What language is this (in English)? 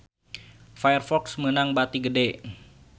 Sundanese